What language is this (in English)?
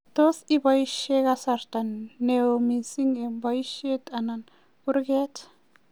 Kalenjin